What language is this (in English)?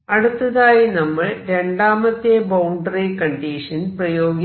Malayalam